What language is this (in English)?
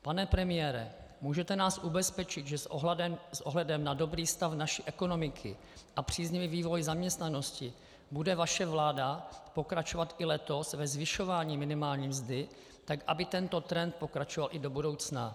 Czech